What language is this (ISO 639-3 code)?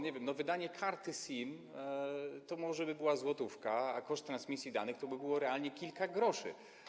pol